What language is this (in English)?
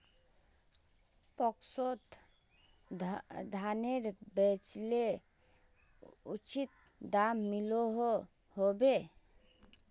Magahi